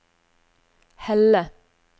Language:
Norwegian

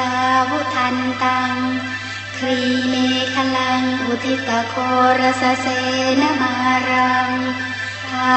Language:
Thai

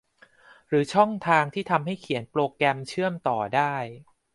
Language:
Thai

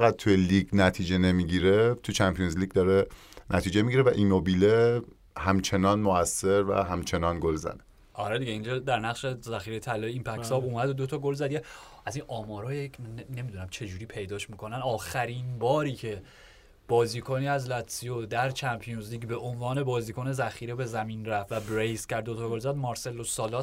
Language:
Persian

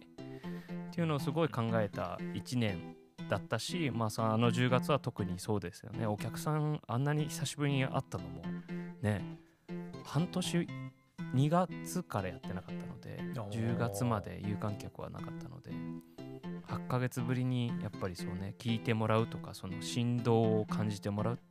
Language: Japanese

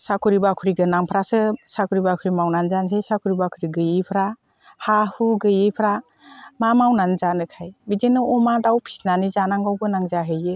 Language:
Bodo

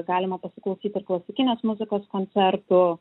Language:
Lithuanian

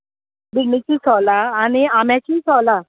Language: Konkani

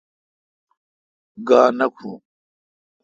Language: Kalkoti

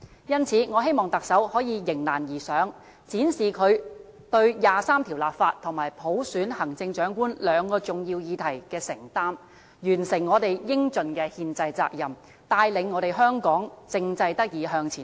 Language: Cantonese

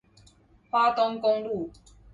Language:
Chinese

